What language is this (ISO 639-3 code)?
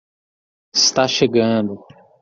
por